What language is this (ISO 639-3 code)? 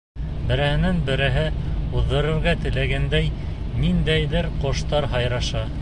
bak